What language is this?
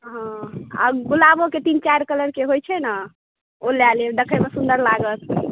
Maithili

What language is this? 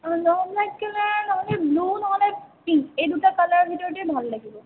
Assamese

